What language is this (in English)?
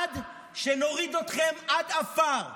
Hebrew